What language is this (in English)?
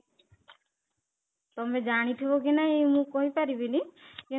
Odia